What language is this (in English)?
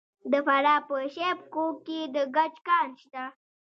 Pashto